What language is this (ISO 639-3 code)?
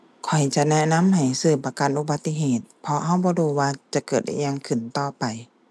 tha